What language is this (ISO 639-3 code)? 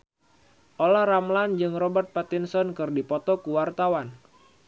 sun